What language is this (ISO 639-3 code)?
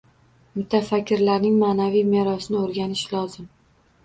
uzb